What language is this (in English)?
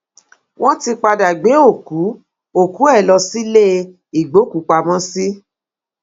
Yoruba